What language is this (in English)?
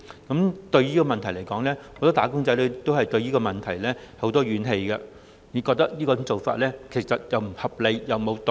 Cantonese